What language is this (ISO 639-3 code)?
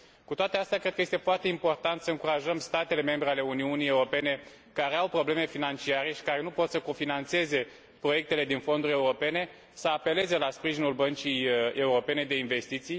ron